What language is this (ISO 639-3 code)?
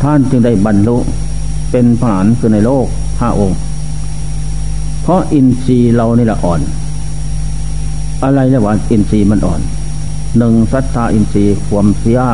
tha